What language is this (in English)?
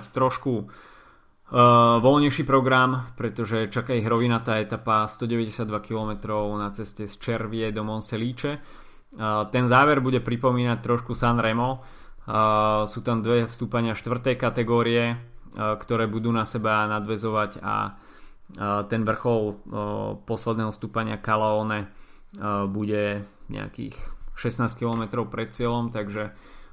Slovak